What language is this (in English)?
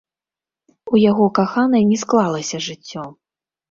Belarusian